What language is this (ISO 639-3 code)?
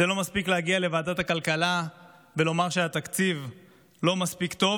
heb